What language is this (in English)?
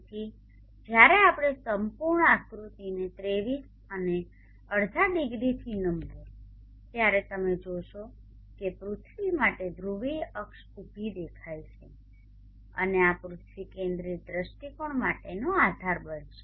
Gujarati